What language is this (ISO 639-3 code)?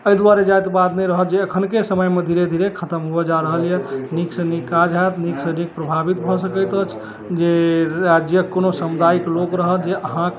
mai